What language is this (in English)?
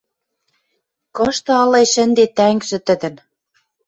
Western Mari